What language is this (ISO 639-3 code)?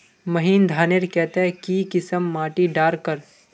mag